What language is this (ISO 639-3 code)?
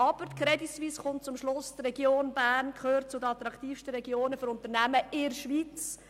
gsw